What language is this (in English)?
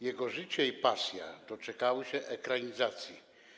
Polish